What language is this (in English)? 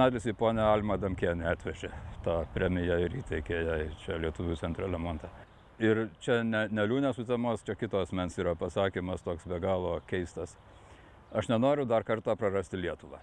Lithuanian